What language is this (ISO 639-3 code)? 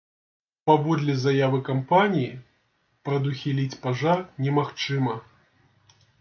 bel